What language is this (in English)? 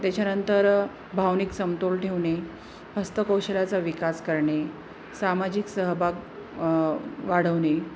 Marathi